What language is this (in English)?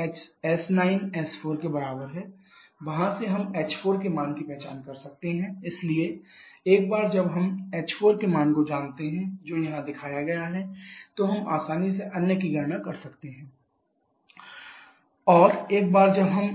Hindi